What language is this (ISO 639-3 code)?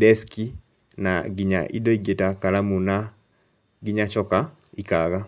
kik